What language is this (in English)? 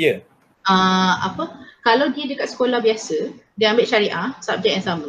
Malay